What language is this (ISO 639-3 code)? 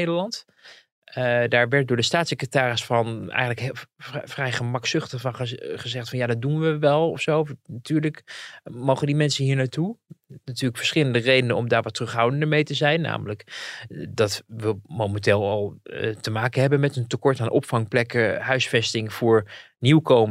nld